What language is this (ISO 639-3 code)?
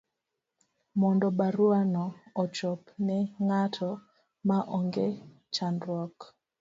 luo